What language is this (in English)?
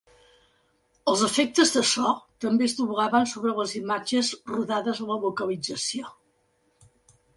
Catalan